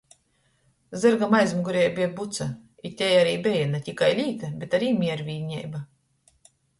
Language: Latgalian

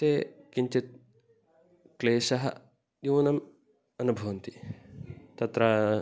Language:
Sanskrit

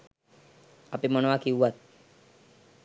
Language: Sinhala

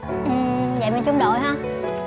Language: Vietnamese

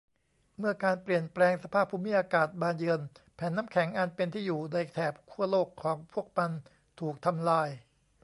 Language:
Thai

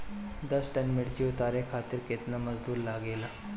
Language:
Bhojpuri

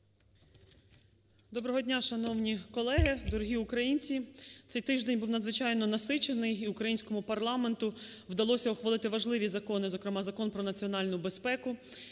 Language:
Ukrainian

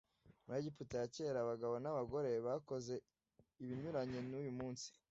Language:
Kinyarwanda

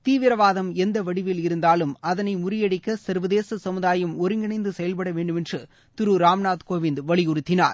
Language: Tamil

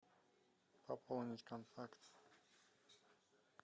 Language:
Russian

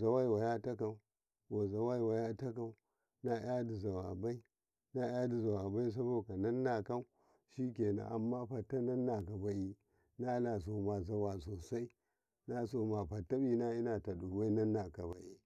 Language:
Karekare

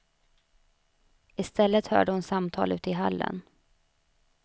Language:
Swedish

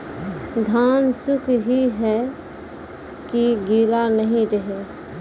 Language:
Maithili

